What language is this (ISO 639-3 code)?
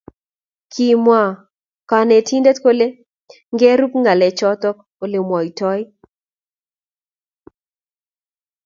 kln